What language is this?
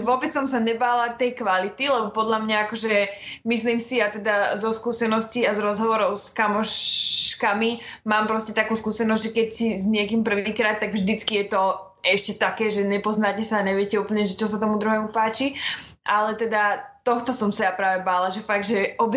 Slovak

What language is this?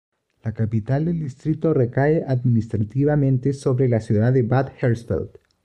Spanish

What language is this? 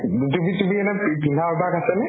Assamese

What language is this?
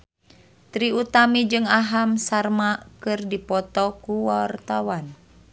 Sundanese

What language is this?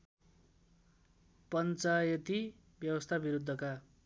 Nepali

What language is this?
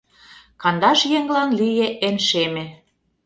Mari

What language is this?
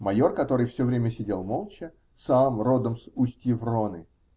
Russian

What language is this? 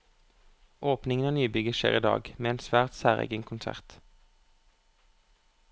Norwegian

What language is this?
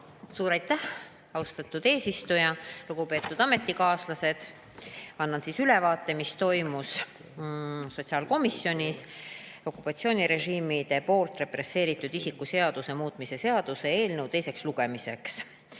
Estonian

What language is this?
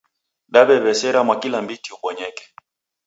Taita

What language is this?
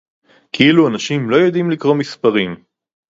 Hebrew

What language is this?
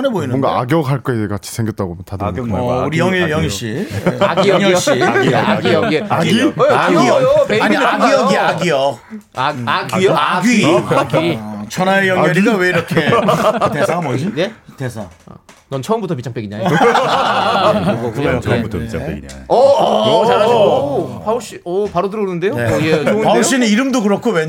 Korean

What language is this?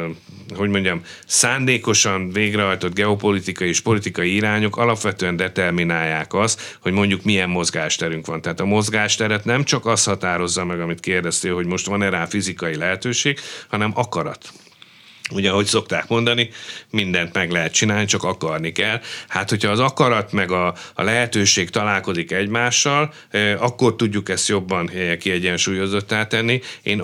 Hungarian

